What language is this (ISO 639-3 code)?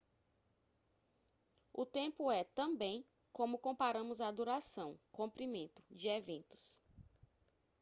por